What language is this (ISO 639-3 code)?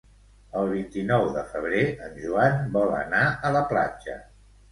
cat